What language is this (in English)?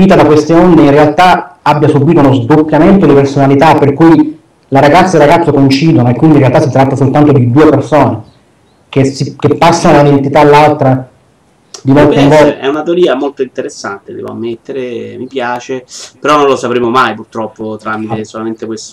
Italian